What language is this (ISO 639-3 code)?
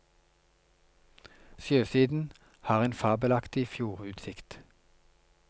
nor